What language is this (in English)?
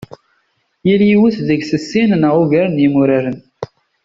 Kabyle